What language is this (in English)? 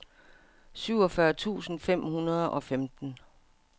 Danish